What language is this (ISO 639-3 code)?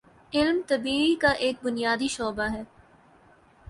urd